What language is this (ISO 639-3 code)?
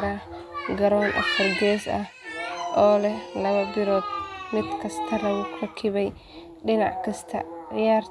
som